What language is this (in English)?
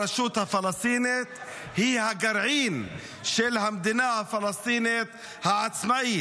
Hebrew